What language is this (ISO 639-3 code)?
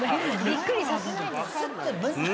jpn